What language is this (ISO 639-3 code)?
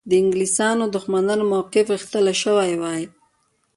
pus